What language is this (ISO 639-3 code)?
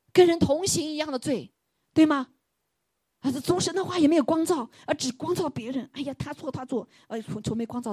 zho